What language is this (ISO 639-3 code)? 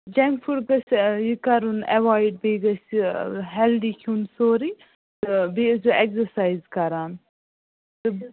kas